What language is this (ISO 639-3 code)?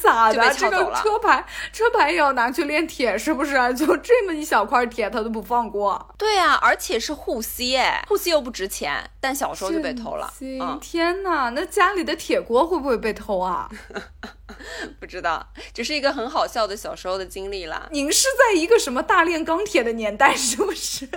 zho